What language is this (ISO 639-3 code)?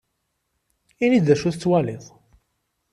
kab